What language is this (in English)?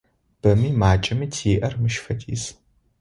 Adyghe